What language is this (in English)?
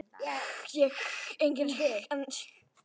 Icelandic